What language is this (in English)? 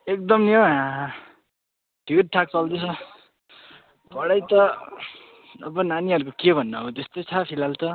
Nepali